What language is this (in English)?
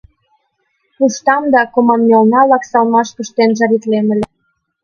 Mari